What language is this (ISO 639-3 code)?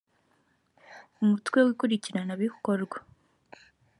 kin